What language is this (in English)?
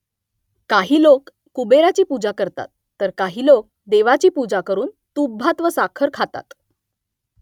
Marathi